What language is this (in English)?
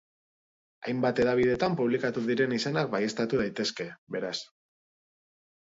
Basque